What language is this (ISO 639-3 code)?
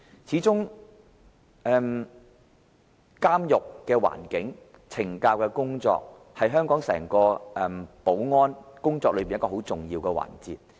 yue